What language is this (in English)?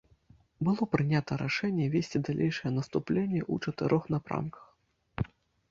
Belarusian